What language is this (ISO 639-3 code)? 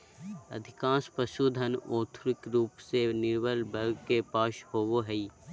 mag